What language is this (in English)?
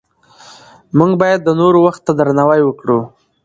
Pashto